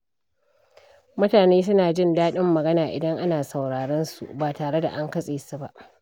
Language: Hausa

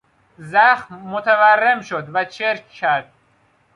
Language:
Persian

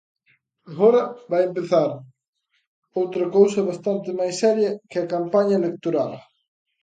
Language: Galician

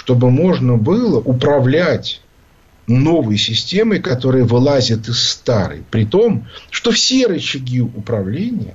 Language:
Russian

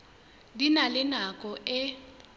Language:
Southern Sotho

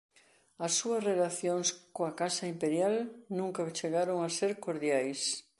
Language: Galician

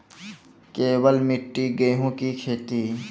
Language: Maithili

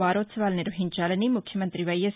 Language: Telugu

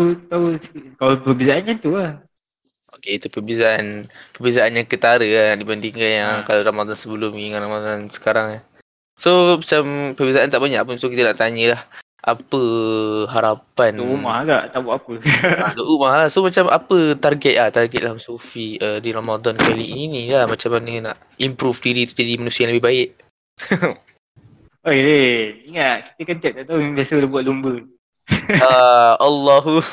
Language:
Malay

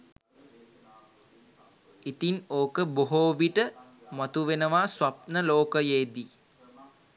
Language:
Sinhala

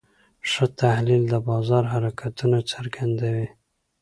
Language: Pashto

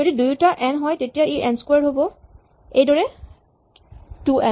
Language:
Assamese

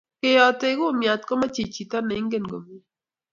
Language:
Kalenjin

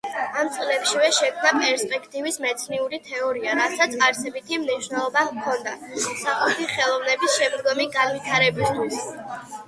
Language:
Georgian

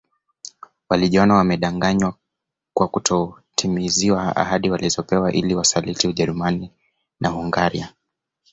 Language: Swahili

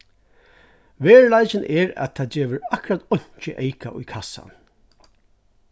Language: Faroese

